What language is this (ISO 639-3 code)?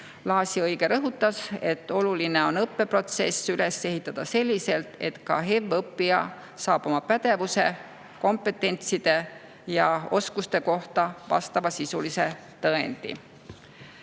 est